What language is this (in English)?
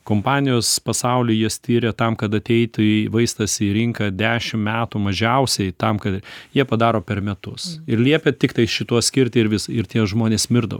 Lithuanian